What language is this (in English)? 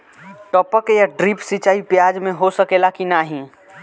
Bhojpuri